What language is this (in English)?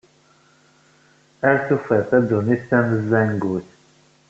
Kabyle